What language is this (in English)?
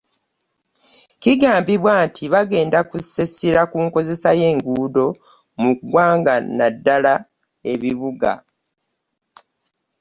Ganda